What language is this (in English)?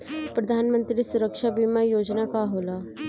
Bhojpuri